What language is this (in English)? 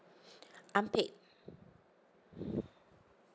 English